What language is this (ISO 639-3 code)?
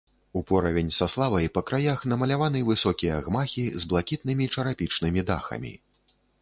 bel